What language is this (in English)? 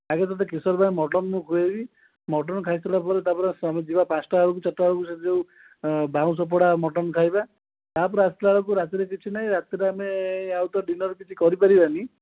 Odia